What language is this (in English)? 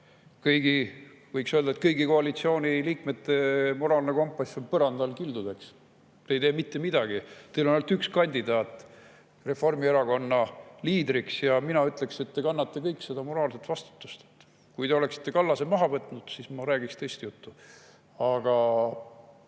Estonian